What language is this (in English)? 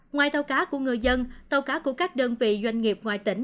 Vietnamese